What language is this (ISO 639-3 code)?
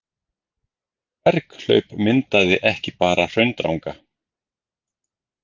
isl